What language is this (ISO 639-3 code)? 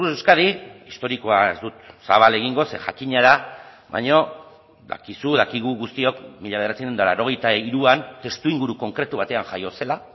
eus